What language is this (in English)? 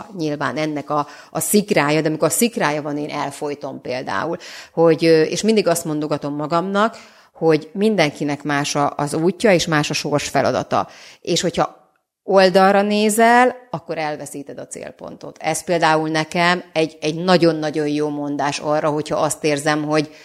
Hungarian